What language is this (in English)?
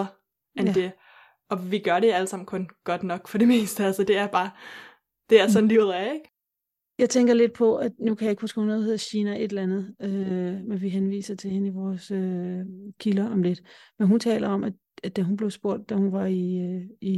Danish